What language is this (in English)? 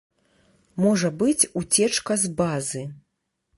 Belarusian